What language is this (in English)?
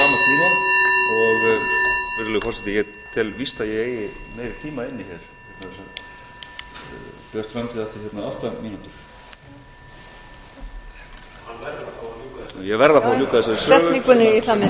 Icelandic